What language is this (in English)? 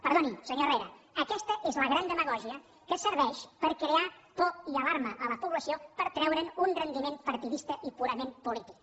Catalan